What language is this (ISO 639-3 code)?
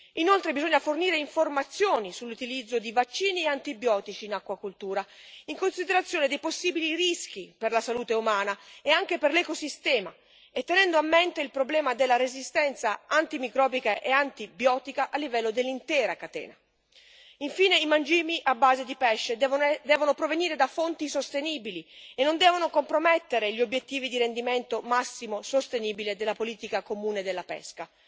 ita